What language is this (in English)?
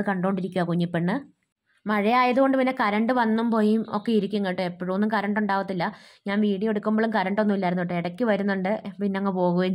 Malayalam